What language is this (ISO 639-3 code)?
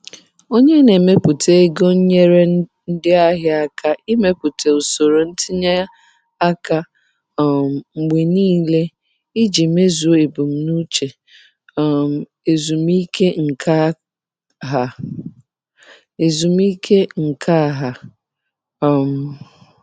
ibo